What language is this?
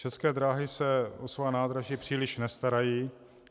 Czech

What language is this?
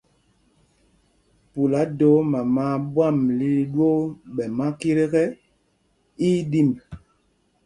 Mpumpong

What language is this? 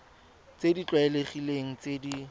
Tswana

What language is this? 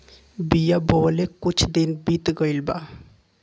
Bhojpuri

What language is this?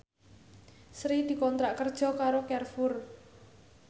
Javanese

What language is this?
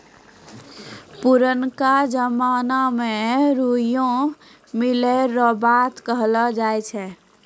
Maithili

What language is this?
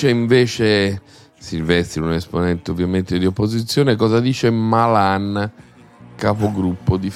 Italian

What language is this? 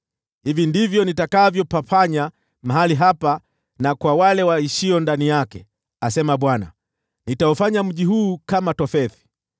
Swahili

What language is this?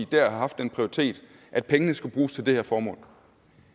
Danish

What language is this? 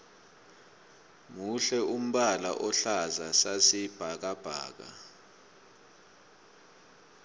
South Ndebele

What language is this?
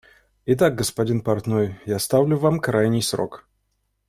Russian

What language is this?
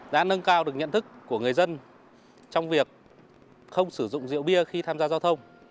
Vietnamese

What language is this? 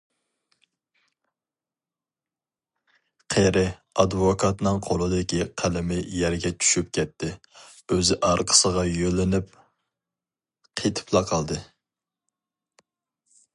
Uyghur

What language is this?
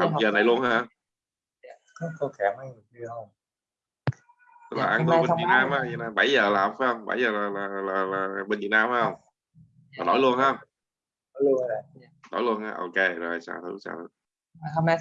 Vietnamese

